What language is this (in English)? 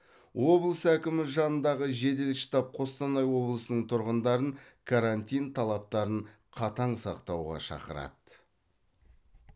Kazakh